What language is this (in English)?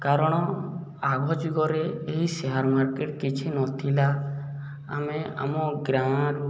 Odia